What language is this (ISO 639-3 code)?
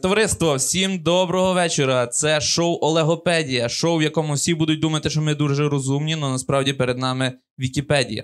ukr